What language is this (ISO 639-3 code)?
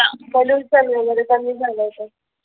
mar